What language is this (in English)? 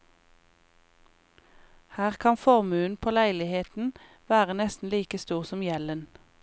Norwegian